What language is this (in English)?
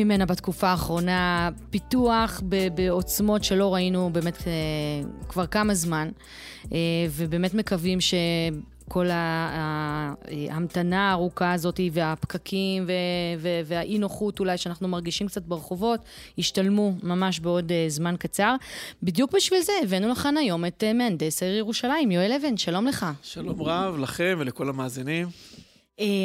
Hebrew